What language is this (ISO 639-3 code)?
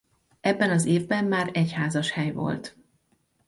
hun